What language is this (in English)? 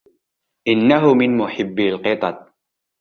Arabic